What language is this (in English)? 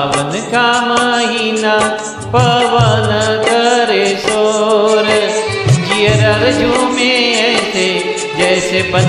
Hindi